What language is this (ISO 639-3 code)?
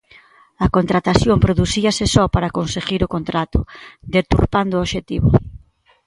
glg